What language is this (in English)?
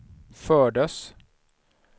Swedish